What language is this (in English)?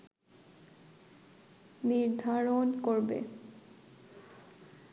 Bangla